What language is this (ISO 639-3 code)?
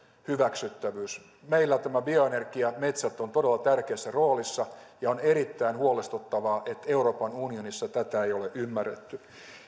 fin